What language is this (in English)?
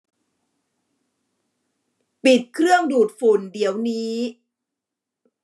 Thai